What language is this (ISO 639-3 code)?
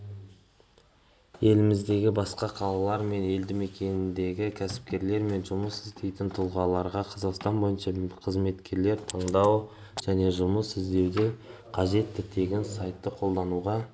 kaz